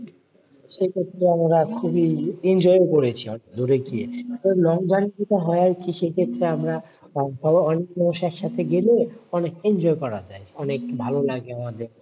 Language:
Bangla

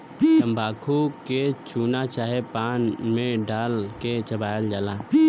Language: Bhojpuri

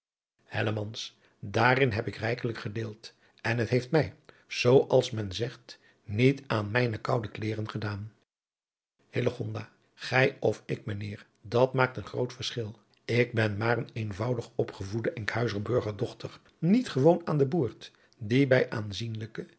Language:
Dutch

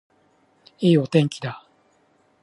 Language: Japanese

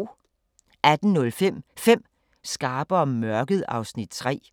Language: Danish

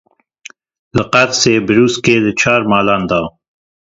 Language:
Kurdish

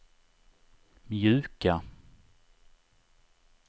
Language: Swedish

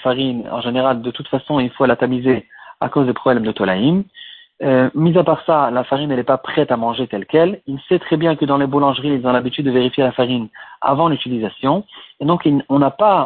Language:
French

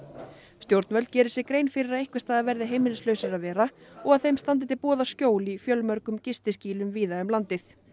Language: Icelandic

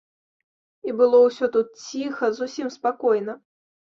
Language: Belarusian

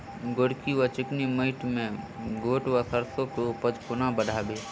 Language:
Maithili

